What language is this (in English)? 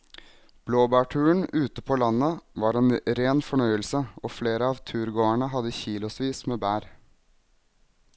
Norwegian